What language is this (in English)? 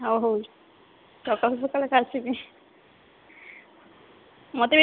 Odia